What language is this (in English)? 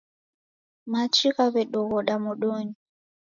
Taita